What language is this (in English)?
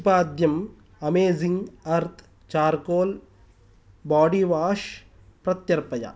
Sanskrit